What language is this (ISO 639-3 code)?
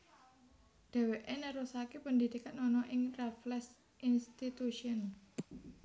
jav